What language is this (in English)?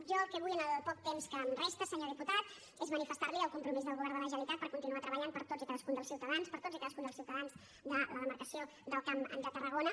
Catalan